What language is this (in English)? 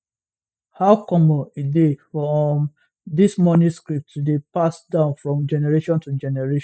Nigerian Pidgin